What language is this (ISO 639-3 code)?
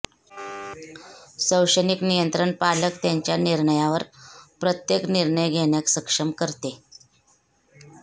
mar